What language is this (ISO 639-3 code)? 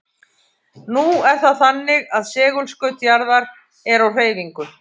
isl